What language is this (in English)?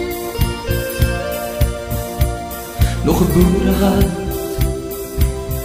Romanian